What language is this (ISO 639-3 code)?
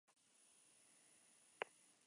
spa